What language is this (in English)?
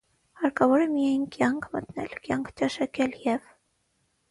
Armenian